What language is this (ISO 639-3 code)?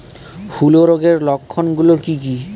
ben